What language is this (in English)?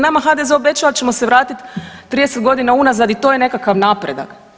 Croatian